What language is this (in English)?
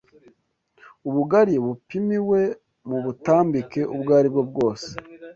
Kinyarwanda